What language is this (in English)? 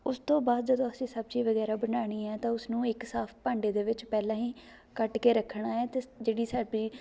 Punjabi